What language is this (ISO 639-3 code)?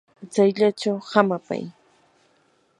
qur